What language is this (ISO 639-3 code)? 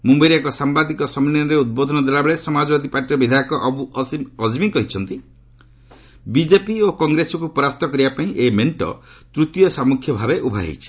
ori